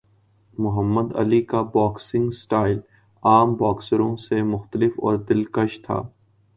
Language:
Urdu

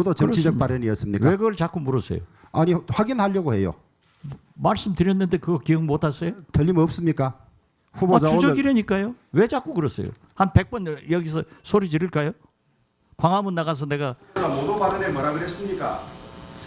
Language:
Korean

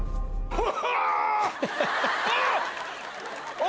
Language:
Japanese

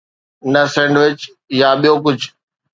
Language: Sindhi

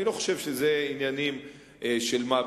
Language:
Hebrew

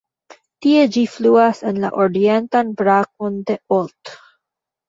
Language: Esperanto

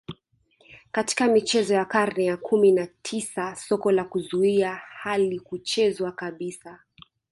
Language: Swahili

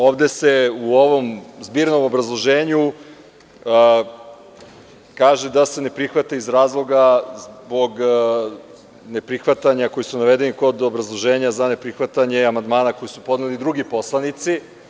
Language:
Serbian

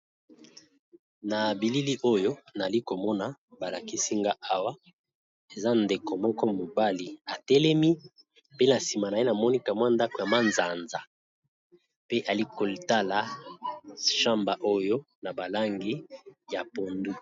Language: Lingala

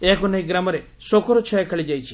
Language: Odia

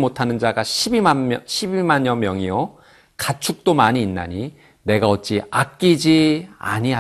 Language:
Korean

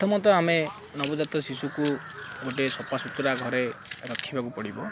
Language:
Odia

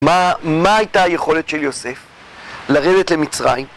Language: Hebrew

